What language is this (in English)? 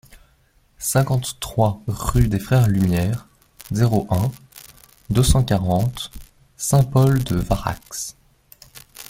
French